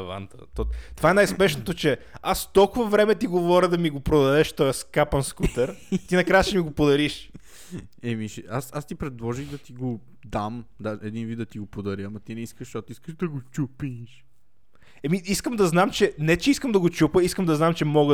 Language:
Bulgarian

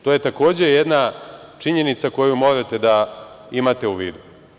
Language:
Serbian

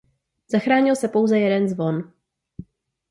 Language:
Czech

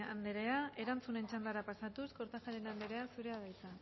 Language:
Basque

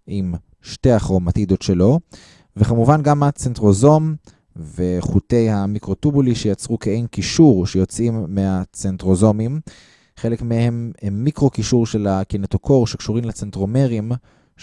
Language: Hebrew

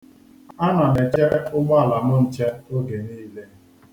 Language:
Igbo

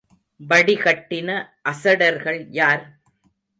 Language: Tamil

